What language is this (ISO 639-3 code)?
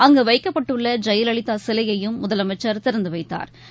tam